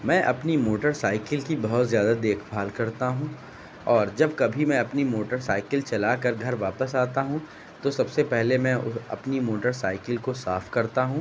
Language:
Urdu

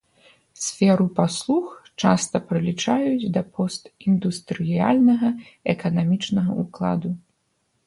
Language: Belarusian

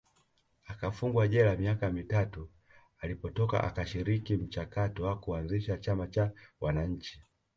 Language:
Swahili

